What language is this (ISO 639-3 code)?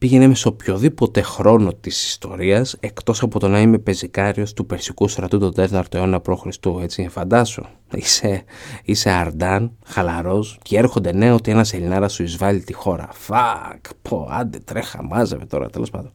ell